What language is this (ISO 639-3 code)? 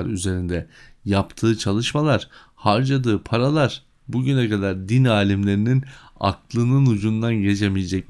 tur